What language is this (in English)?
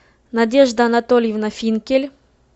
Russian